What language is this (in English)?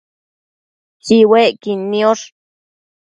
Matsés